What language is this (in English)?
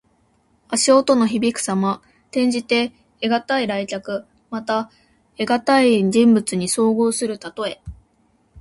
Japanese